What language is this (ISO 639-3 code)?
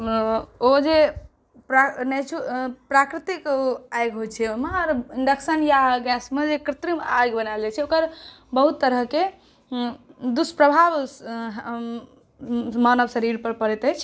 mai